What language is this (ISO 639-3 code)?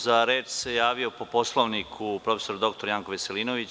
srp